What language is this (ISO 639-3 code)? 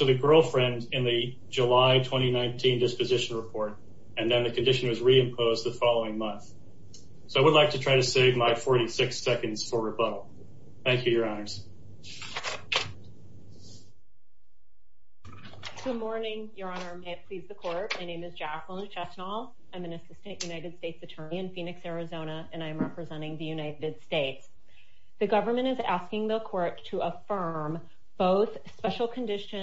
eng